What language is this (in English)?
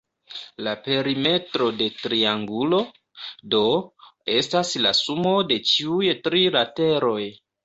Esperanto